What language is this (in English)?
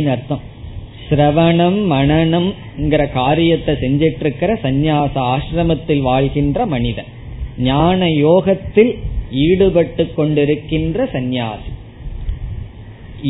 Tamil